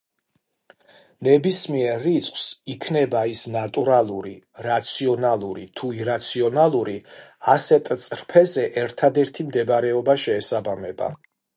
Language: Georgian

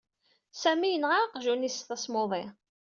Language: Kabyle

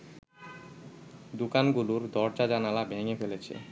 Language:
Bangla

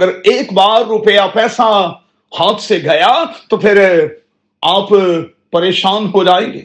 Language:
Urdu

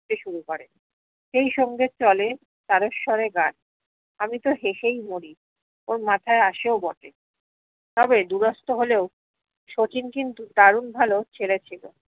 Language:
Bangla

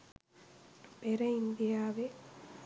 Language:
Sinhala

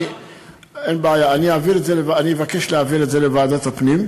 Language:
Hebrew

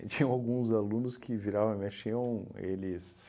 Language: Portuguese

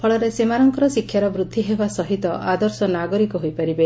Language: Odia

